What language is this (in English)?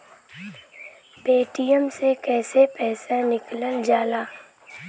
Bhojpuri